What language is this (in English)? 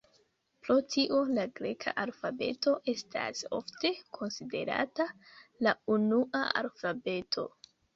Esperanto